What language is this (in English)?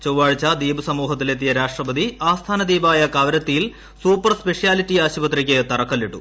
Malayalam